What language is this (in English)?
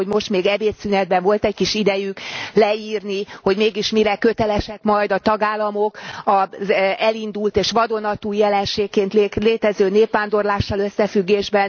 Hungarian